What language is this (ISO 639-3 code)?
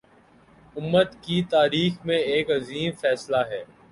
urd